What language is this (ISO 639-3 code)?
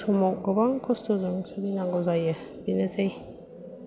brx